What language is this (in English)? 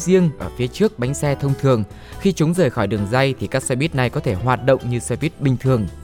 Vietnamese